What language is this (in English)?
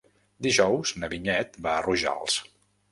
Catalan